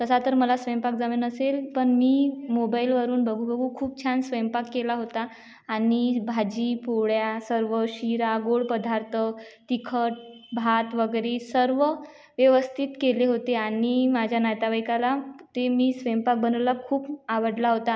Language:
Marathi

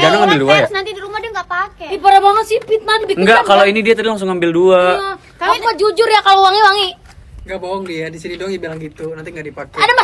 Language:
Indonesian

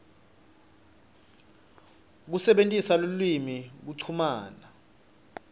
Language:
Swati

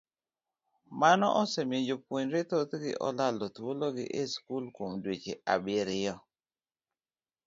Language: Luo (Kenya and Tanzania)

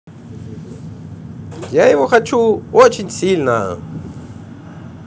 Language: Russian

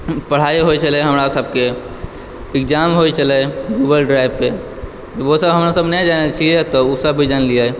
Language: Maithili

